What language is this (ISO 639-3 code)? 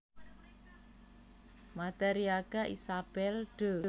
jav